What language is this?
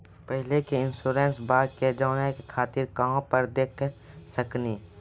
Maithili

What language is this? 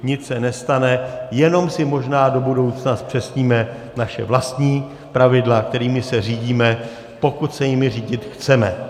Czech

